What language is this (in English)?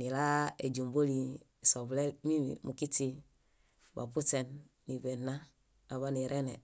Bayot